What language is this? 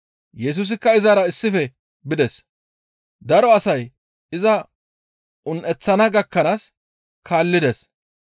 Gamo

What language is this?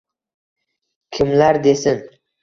Uzbek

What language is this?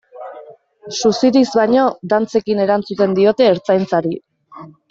Basque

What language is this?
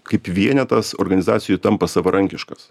Lithuanian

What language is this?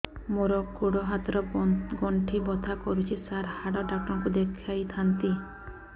Odia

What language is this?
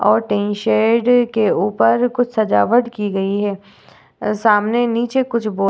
Hindi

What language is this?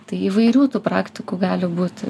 Lithuanian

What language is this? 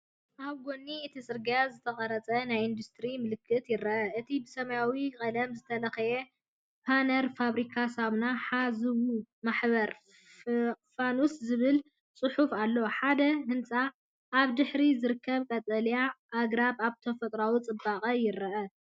Tigrinya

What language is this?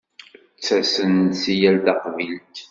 Kabyle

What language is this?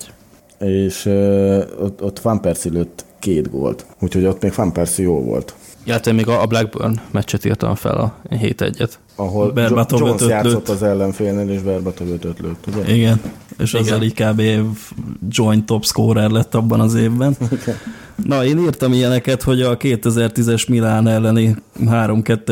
Hungarian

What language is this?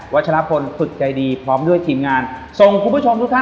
Thai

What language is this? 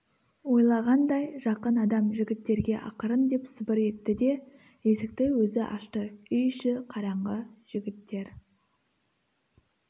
Kazakh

